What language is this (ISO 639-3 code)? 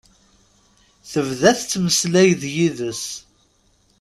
kab